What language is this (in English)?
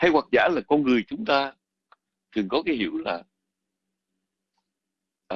Vietnamese